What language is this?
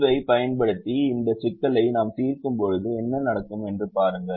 Tamil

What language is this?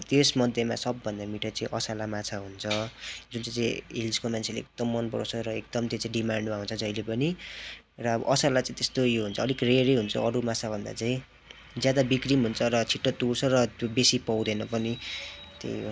Nepali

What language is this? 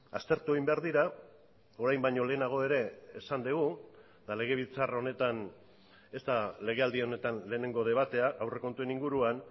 Basque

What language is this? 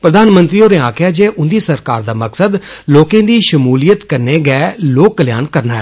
Dogri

